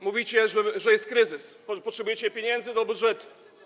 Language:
Polish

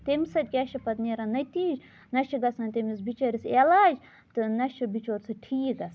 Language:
Kashmiri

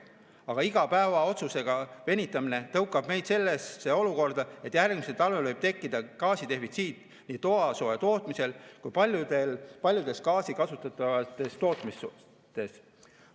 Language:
Estonian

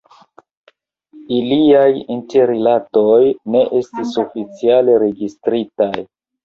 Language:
Esperanto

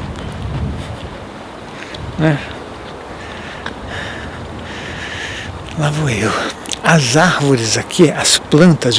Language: Portuguese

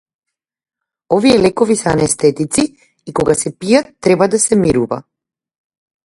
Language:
Macedonian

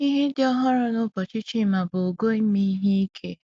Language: Igbo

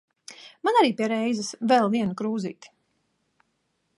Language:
Latvian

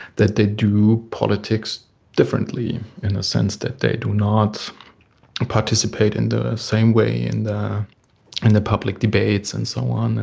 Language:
English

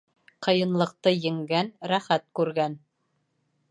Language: Bashkir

